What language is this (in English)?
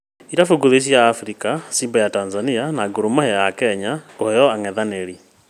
Kikuyu